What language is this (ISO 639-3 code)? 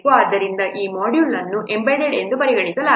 kan